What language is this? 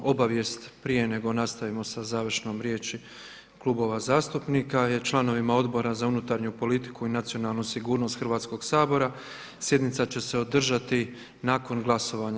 Croatian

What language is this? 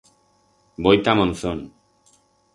Aragonese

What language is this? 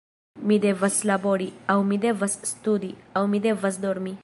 Esperanto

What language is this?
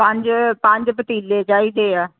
Punjabi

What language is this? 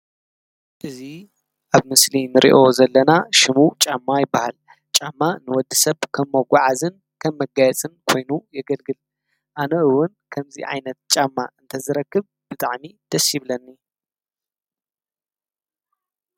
Tigrinya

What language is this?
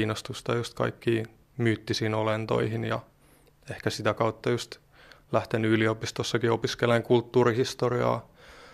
Finnish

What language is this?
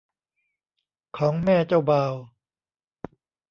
Thai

